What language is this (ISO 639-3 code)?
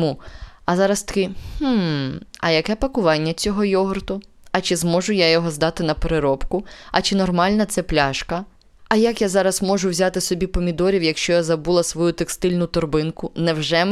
ukr